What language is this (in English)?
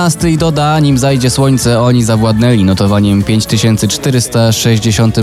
Polish